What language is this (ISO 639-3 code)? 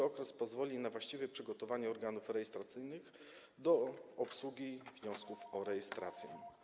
pol